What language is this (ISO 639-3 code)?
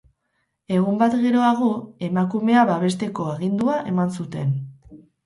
eus